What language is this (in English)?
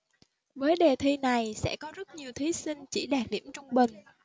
Vietnamese